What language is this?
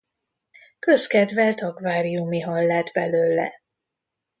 Hungarian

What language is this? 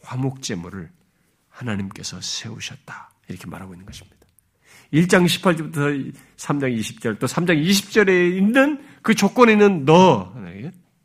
Korean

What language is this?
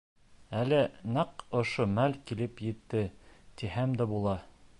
Bashkir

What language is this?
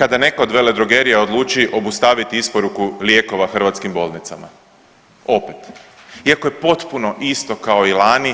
Croatian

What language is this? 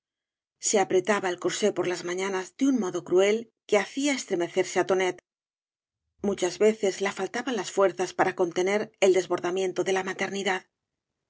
Spanish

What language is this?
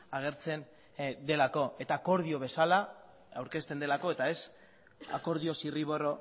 Basque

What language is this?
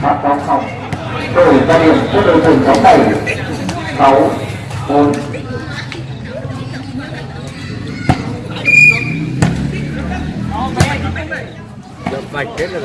Vietnamese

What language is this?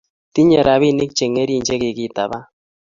Kalenjin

